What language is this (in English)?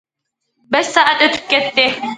Uyghur